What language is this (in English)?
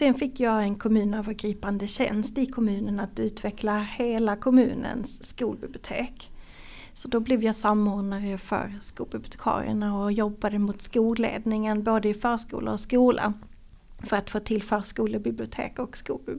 Swedish